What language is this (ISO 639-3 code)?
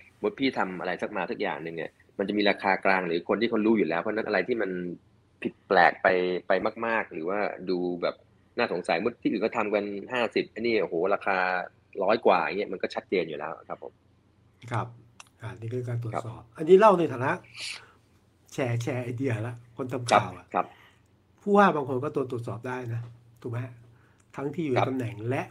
tha